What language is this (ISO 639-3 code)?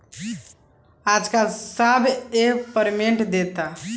bho